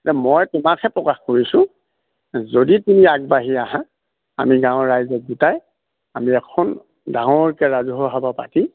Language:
Assamese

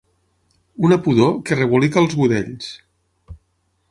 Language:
Catalan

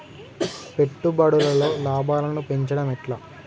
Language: Telugu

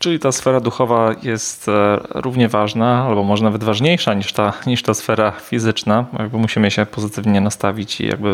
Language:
Polish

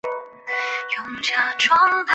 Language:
Chinese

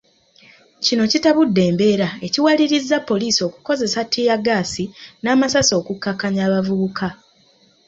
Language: Ganda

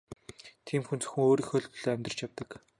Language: Mongolian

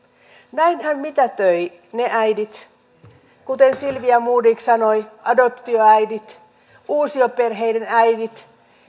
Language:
Finnish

